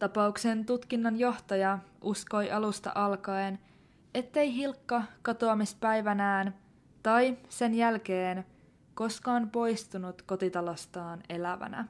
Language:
Finnish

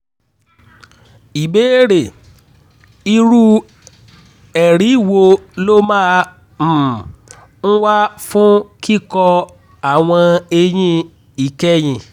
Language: Yoruba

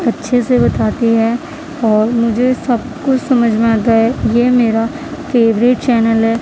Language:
Urdu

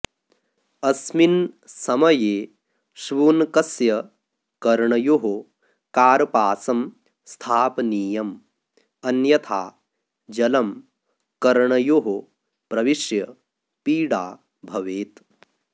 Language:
Sanskrit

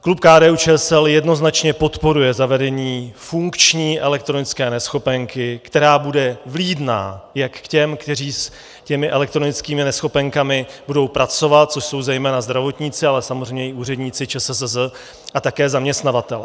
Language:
Czech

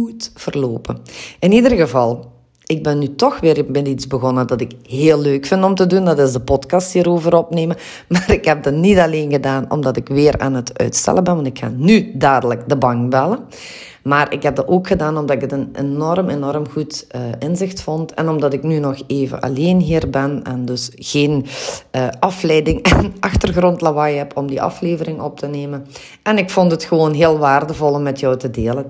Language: Dutch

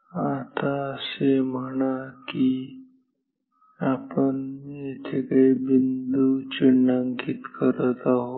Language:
Marathi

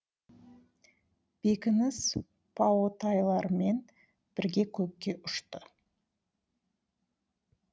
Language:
Kazakh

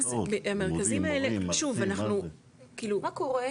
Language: Hebrew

